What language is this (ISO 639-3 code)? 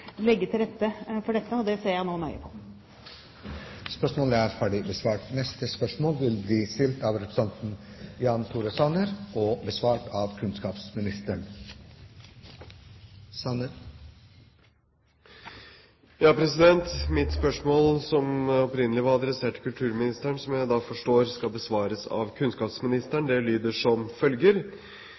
nor